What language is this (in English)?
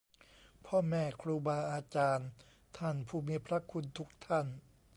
Thai